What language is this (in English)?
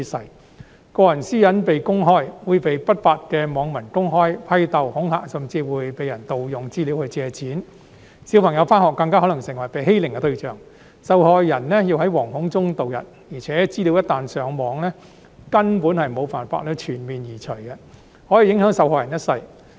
Cantonese